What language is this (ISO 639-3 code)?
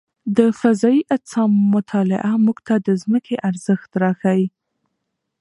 pus